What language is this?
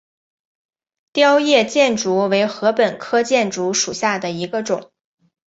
Chinese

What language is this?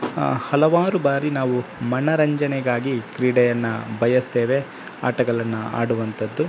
Kannada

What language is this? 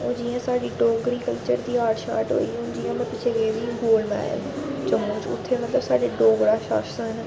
Dogri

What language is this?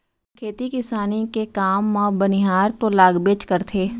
Chhattisgarhi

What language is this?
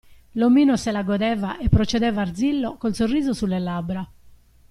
Italian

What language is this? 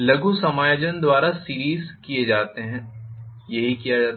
Hindi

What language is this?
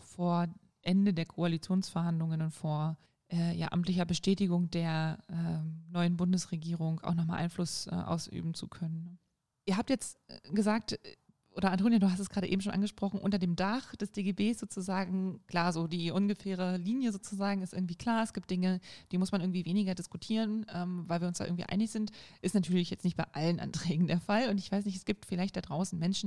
German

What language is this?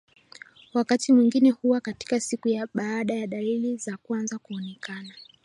Swahili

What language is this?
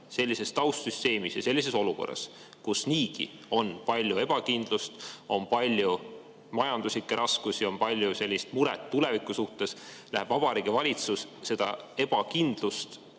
Estonian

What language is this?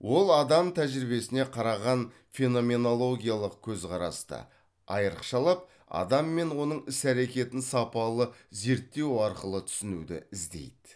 Kazakh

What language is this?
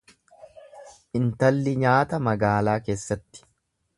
Oromo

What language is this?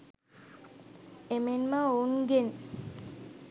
Sinhala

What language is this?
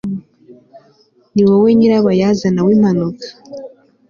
Kinyarwanda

